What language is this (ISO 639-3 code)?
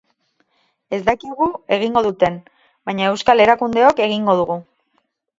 eus